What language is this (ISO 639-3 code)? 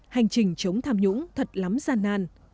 vie